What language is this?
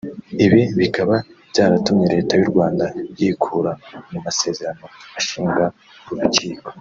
Kinyarwanda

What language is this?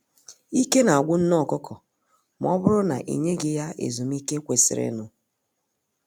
Igbo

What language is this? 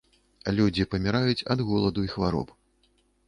Belarusian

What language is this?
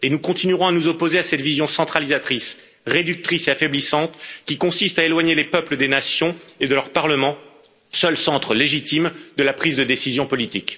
French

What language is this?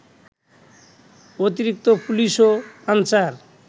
Bangla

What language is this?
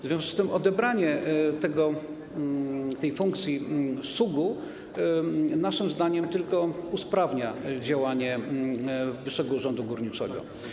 Polish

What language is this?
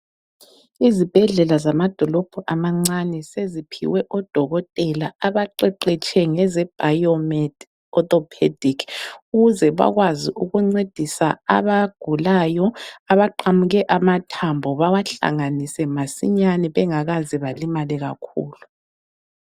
North Ndebele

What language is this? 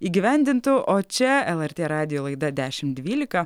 Lithuanian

